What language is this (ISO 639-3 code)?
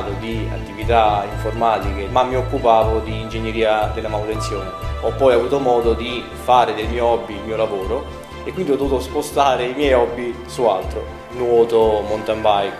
ita